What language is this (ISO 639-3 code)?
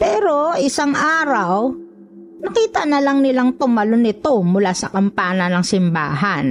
fil